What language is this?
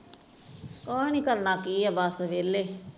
Punjabi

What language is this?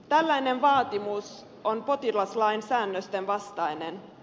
Finnish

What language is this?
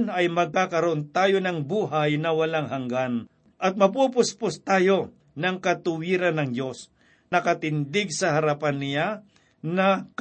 Filipino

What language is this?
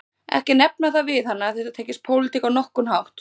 Icelandic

